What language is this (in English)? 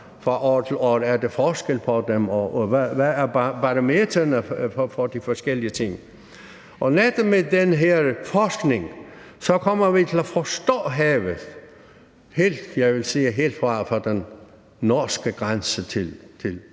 Danish